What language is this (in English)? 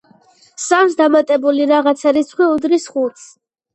Georgian